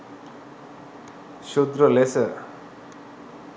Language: Sinhala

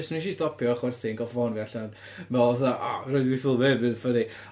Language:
Welsh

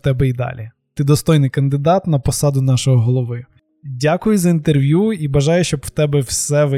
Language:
Ukrainian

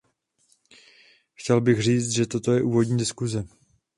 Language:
Czech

